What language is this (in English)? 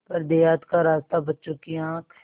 Hindi